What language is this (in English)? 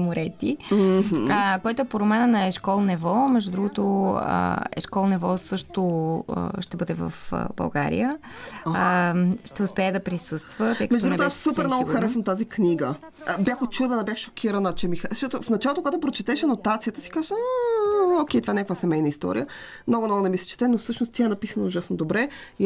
Bulgarian